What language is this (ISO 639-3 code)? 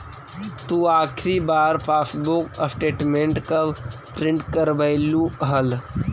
mag